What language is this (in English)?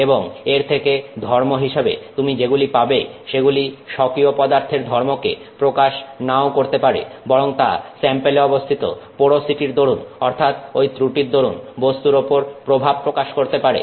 Bangla